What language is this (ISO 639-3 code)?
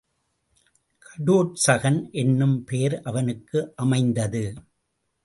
tam